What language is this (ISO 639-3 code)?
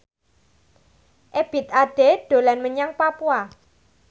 jav